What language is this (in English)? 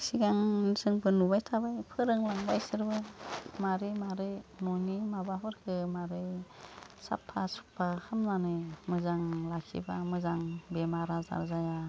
Bodo